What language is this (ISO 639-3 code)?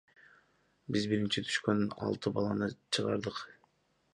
kir